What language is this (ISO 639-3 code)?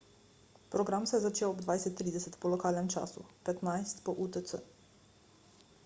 slv